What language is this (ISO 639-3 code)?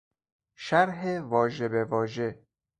fas